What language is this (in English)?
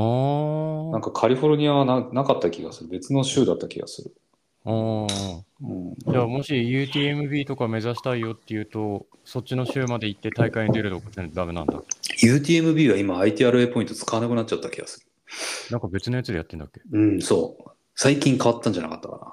Japanese